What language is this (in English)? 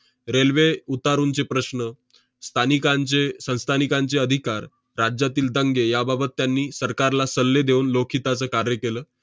Marathi